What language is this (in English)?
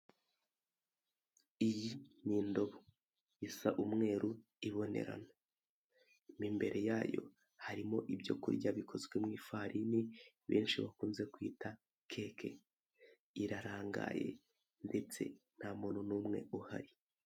Kinyarwanda